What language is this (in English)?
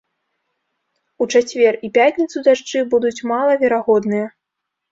Belarusian